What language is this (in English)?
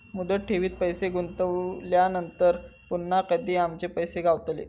Marathi